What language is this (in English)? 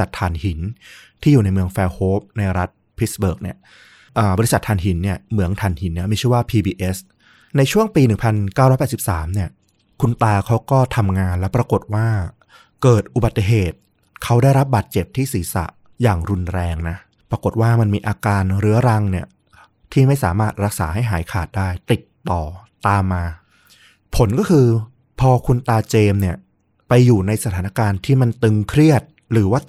Thai